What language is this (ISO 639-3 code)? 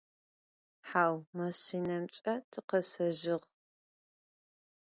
ady